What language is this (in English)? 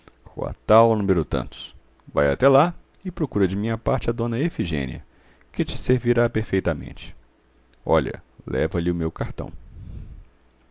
Portuguese